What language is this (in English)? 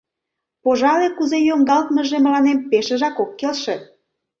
Mari